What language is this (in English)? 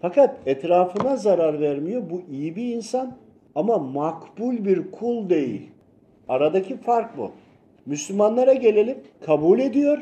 Turkish